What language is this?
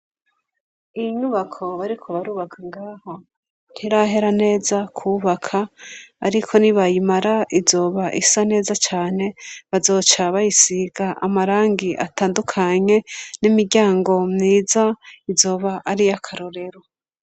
Rundi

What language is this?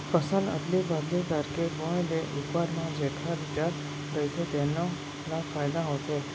Chhattisgarhi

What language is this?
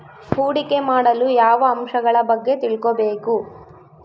Kannada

